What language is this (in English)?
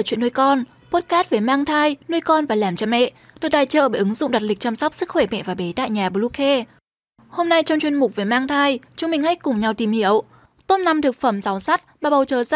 Vietnamese